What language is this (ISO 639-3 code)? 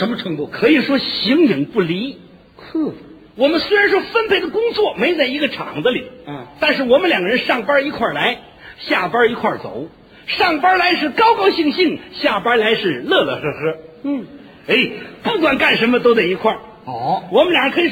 zho